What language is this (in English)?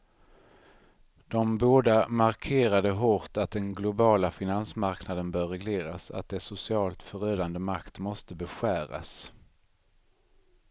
Swedish